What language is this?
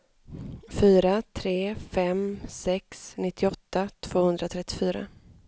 Swedish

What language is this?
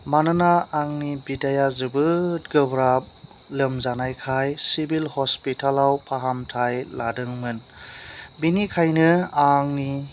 Bodo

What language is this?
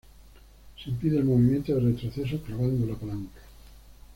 Spanish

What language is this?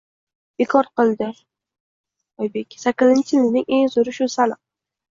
Uzbek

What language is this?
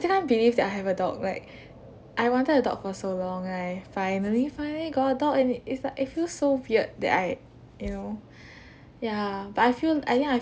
English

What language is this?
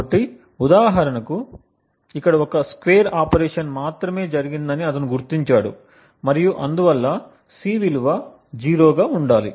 Telugu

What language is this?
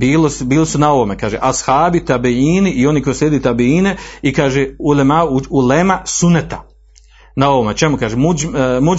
Croatian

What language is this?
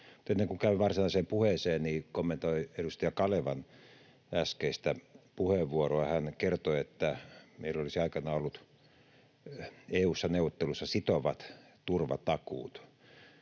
Finnish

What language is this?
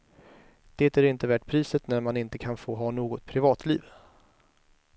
Swedish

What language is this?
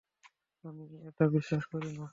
Bangla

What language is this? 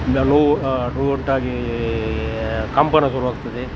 Kannada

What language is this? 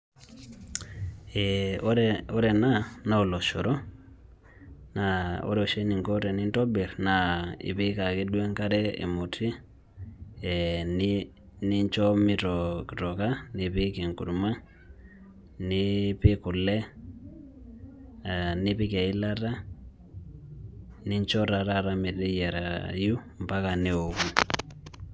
Masai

